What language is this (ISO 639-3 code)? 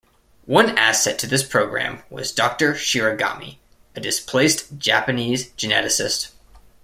eng